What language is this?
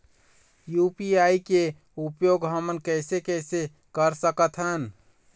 Chhattisgarhi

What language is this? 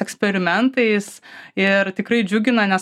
Lithuanian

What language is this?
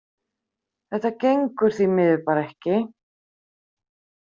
Icelandic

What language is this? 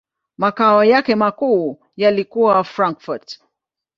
Swahili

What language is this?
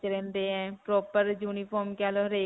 Punjabi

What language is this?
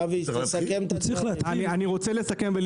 Hebrew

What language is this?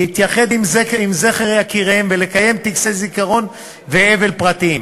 Hebrew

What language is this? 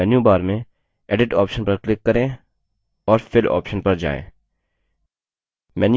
Hindi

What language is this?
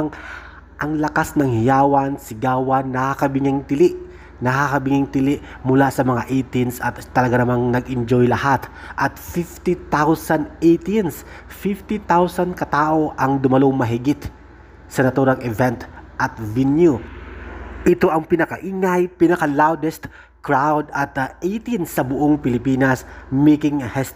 Filipino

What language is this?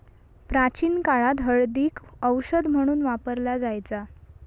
Marathi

